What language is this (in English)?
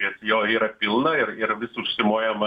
Lithuanian